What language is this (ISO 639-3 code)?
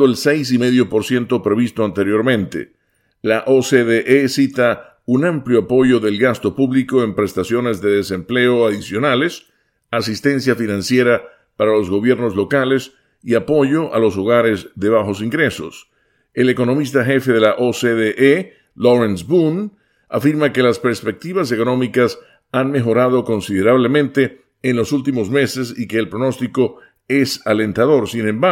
spa